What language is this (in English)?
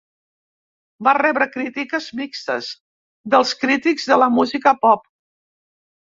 Catalan